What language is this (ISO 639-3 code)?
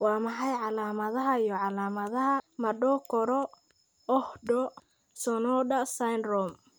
som